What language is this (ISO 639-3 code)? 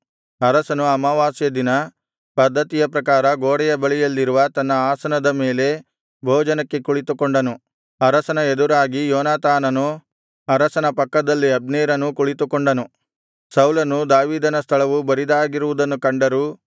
kan